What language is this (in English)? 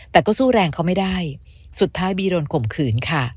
Thai